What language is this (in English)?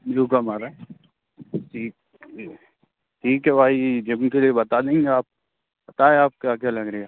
Hindi